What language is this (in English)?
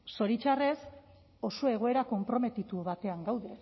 Basque